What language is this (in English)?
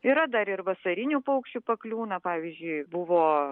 Lithuanian